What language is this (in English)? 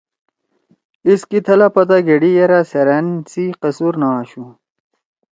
Torwali